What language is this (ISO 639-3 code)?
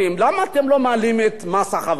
heb